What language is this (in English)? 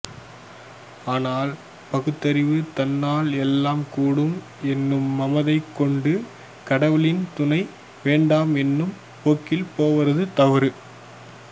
Tamil